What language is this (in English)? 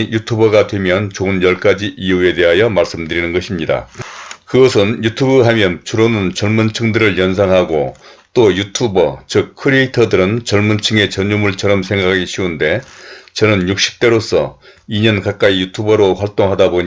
Korean